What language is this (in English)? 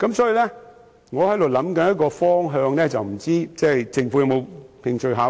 Cantonese